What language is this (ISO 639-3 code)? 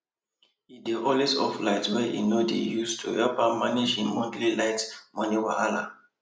pcm